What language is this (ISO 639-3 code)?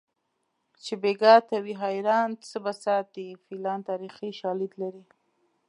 pus